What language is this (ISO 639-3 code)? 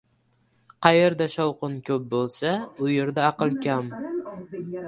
uzb